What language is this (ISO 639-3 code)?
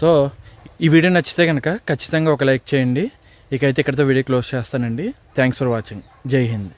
tel